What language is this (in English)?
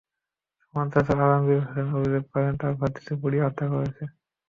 Bangla